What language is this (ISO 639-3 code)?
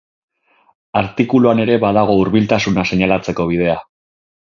eus